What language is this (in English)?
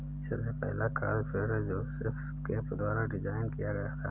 Hindi